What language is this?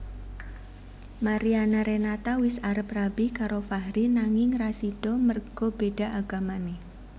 Javanese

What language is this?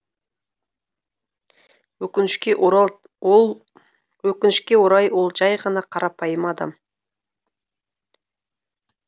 Kazakh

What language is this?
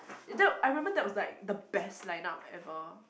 English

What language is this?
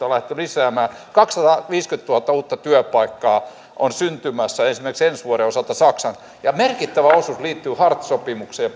Finnish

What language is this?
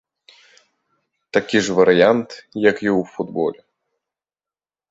Belarusian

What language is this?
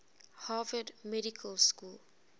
English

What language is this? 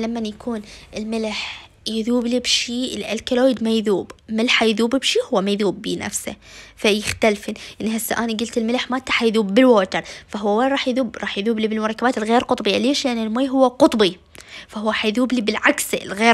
Arabic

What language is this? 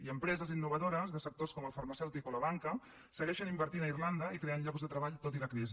Catalan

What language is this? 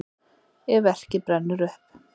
Icelandic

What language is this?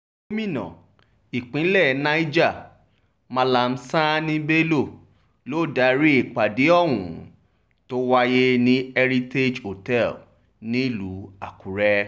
Yoruba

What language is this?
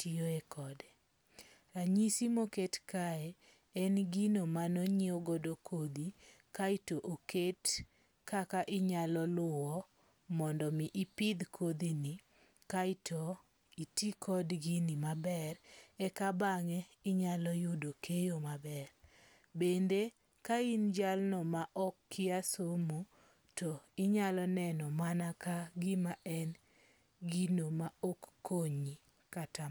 Luo (Kenya and Tanzania)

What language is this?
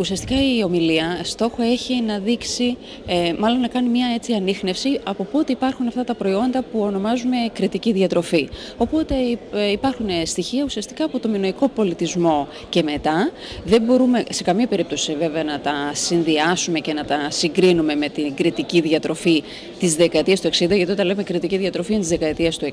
Greek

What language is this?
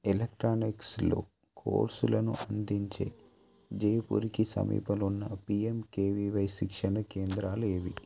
Telugu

